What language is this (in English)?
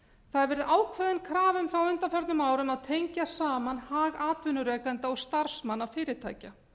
Icelandic